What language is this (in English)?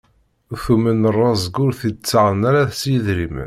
Kabyle